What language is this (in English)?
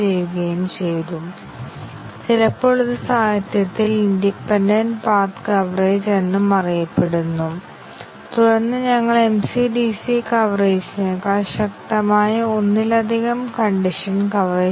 Malayalam